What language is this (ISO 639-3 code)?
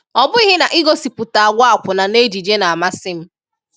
ibo